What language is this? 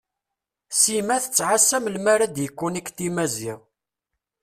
Kabyle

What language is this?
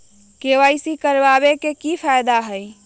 Magahi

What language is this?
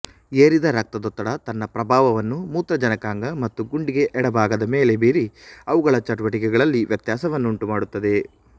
Kannada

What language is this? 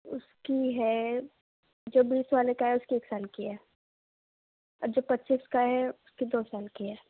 Urdu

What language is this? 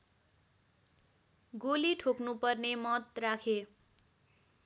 Nepali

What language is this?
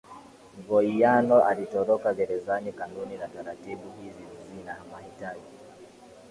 Swahili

